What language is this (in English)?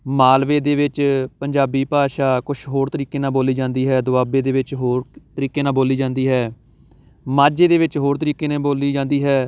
Punjabi